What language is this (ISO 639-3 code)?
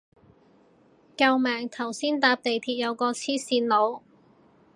yue